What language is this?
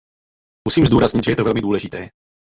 Czech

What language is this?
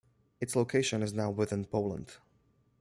English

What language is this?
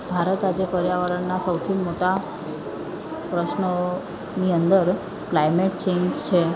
Gujarati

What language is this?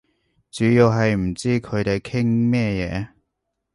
Cantonese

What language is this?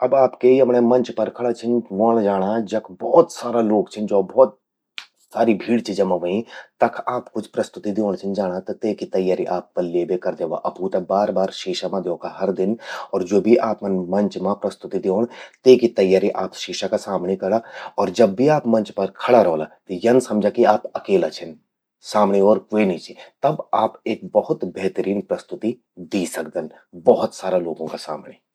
Garhwali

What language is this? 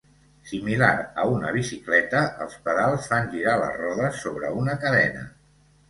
Catalan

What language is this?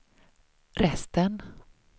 Swedish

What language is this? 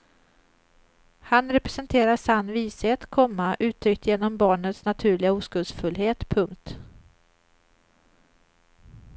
Swedish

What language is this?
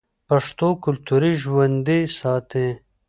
Pashto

